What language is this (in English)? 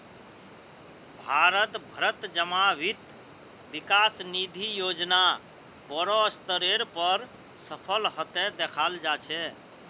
Magahi